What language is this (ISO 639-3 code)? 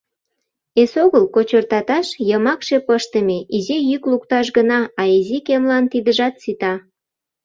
chm